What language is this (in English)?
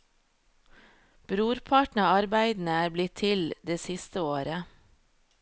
Norwegian